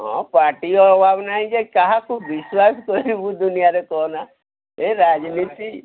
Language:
Odia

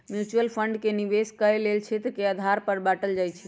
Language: Magahi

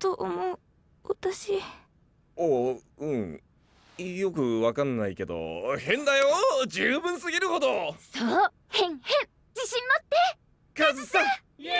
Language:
Japanese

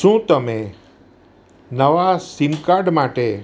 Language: Gujarati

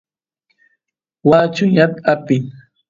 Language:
Santiago del Estero Quichua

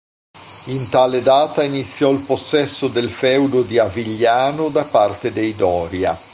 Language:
Italian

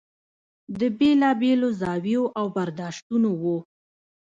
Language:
Pashto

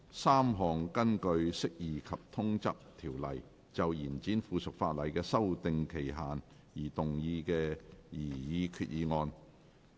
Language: Cantonese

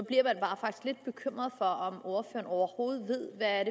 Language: Danish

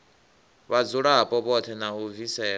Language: Venda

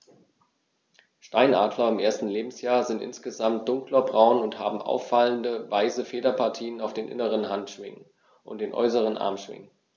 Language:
German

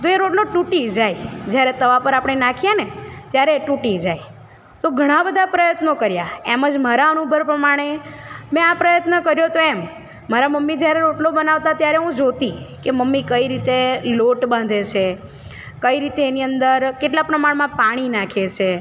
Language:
Gujarati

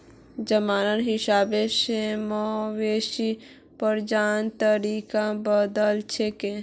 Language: Magahi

